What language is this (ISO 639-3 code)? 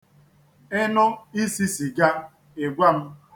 ibo